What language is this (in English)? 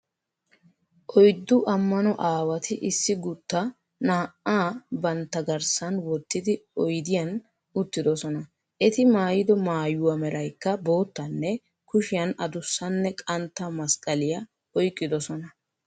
Wolaytta